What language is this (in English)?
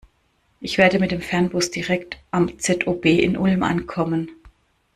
German